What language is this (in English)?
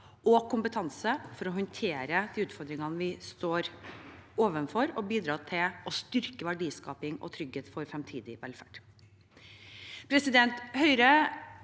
Norwegian